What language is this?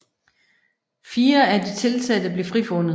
Danish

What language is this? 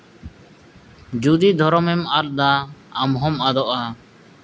Santali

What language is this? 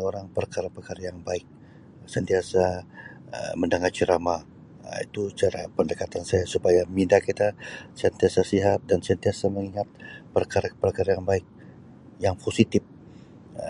Sabah Malay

